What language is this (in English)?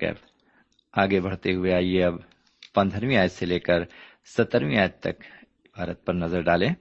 Urdu